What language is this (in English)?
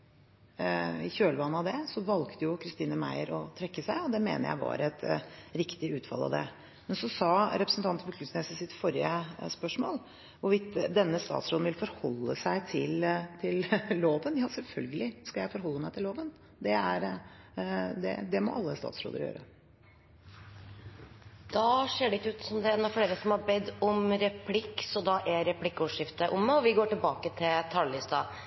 Norwegian